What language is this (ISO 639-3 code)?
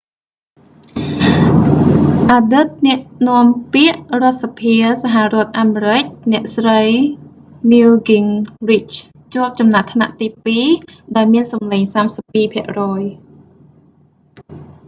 khm